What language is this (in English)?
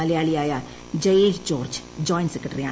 Malayalam